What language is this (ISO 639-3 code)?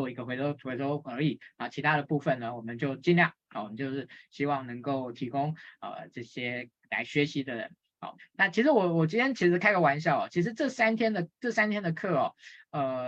zho